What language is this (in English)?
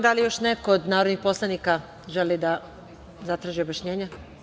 Serbian